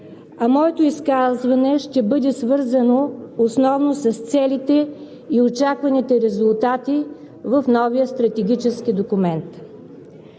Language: Bulgarian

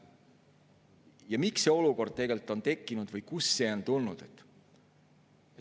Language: Estonian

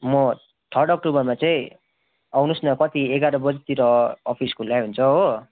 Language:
Nepali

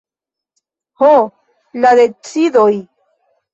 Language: Esperanto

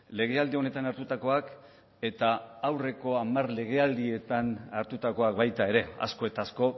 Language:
Basque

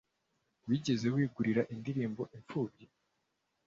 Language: Kinyarwanda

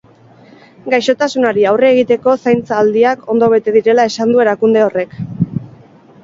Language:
Basque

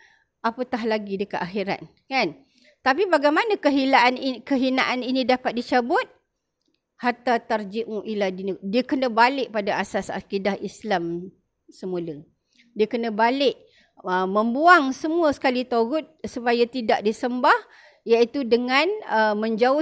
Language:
Malay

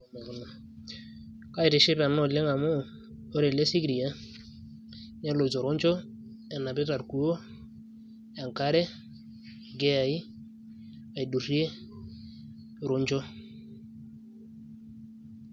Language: Masai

